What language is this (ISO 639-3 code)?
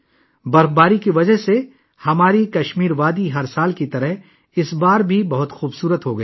urd